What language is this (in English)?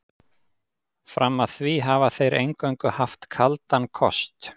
Icelandic